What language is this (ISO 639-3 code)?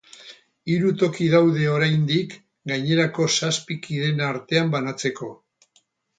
eus